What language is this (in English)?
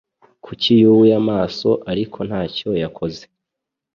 Kinyarwanda